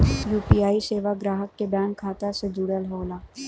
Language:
Bhojpuri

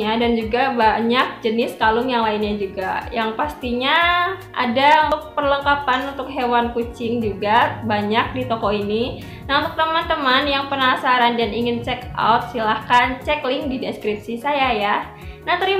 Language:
Indonesian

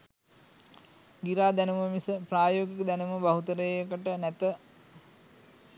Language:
Sinhala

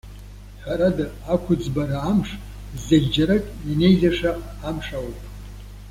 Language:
Abkhazian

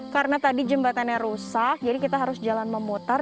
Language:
Indonesian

